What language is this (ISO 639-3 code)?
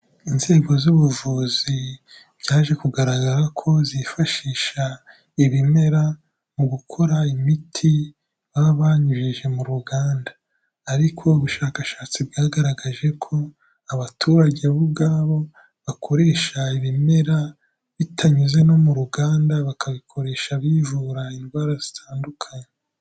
kin